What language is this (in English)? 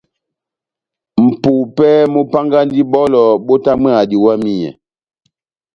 Batanga